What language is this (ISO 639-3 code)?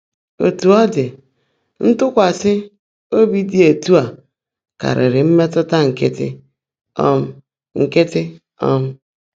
ibo